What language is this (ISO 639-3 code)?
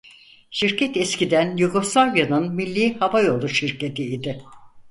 tur